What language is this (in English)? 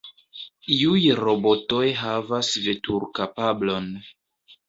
Esperanto